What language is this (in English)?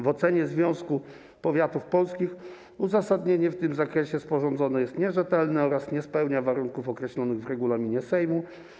Polish